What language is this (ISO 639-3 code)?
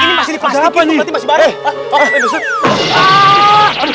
ind